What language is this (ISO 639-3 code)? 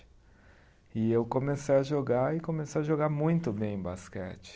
por